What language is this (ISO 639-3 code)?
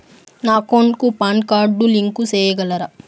tel